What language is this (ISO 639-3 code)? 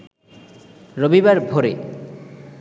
ben